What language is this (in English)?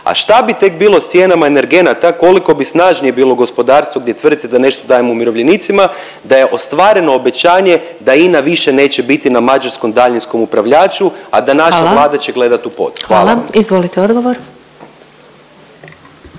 Croatian